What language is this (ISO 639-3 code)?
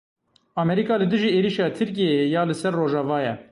kur